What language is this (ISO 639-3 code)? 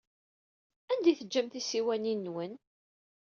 kab